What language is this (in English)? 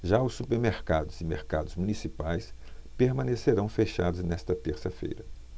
Portuguese